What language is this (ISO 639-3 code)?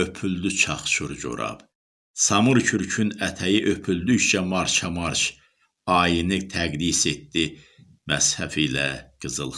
tur